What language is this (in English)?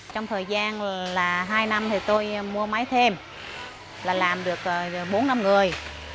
Vietnamese